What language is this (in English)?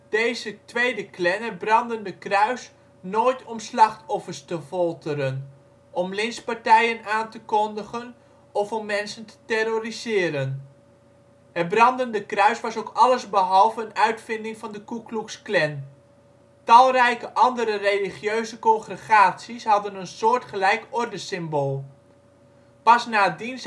Dutch